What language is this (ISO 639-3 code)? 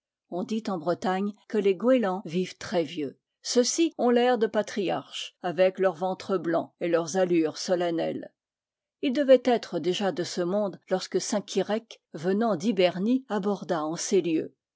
fra